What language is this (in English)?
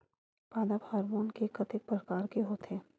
Chhattisgarhi